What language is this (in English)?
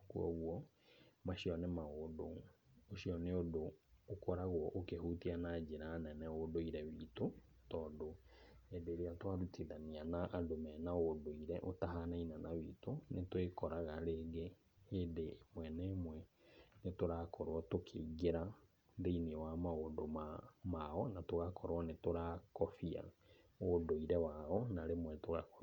Kikuyu